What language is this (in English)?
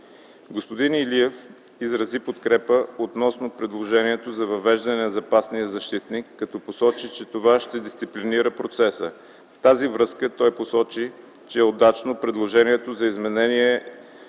Bulgarian